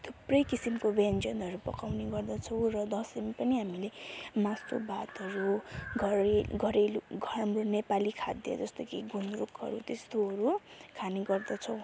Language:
Nepali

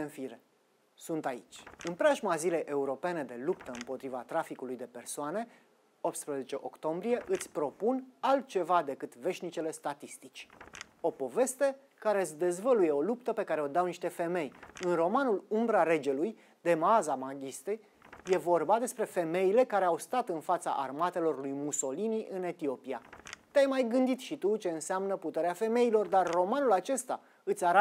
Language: Romanian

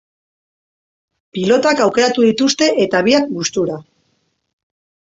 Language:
Basque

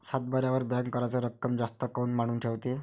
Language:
Marathi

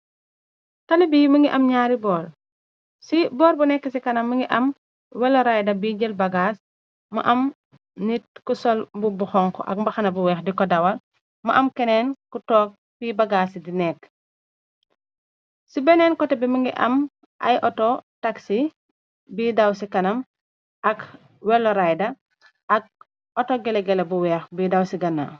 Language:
Wolof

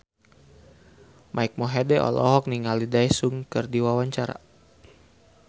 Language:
Sundanese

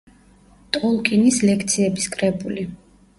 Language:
Georgian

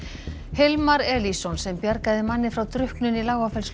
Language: Icelandic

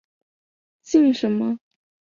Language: Chinese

